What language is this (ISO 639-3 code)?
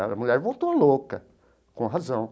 por